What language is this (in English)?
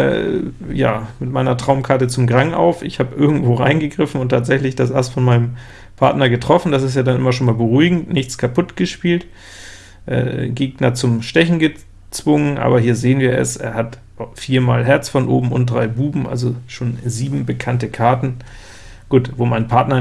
German